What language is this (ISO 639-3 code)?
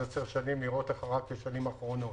heb